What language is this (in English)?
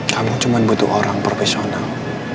Indonesian